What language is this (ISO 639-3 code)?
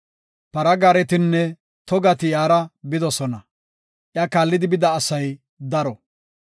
gof